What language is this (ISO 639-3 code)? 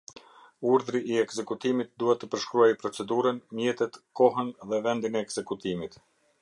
sqi